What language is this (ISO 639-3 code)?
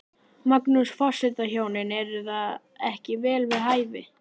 isl